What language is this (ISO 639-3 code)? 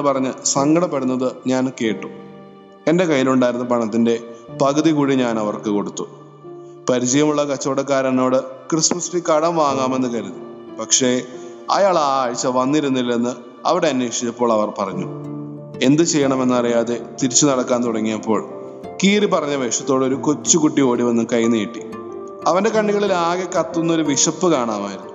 mal